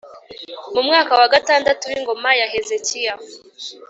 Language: Kinyarwanda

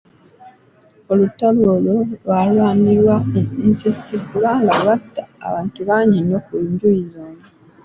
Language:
Ganda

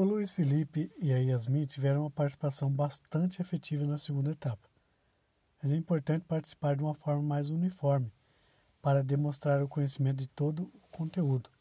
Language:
Portuguese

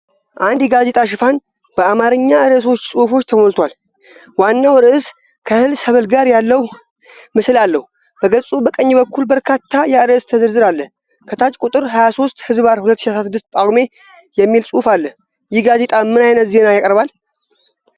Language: Amharic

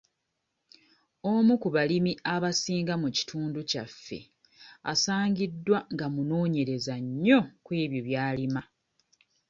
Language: Ganda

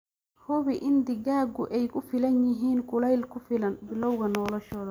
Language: Somali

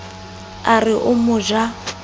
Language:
Southern Sotho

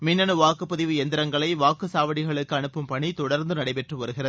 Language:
Tamil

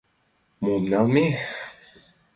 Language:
Mari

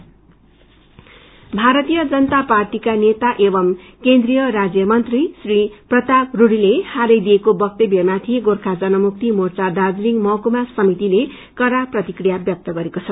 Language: Nepali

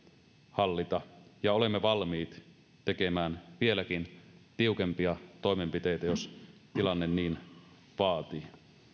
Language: Finnish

